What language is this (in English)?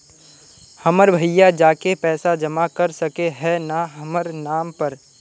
Magahi